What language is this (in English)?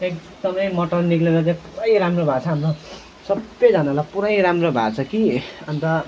Nepali